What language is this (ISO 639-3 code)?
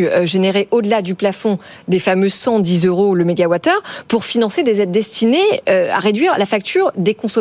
fra